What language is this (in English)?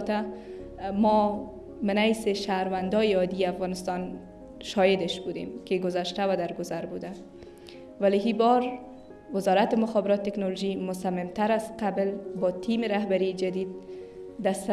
Persian